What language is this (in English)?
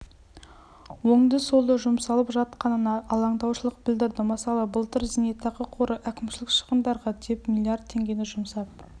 Kazakh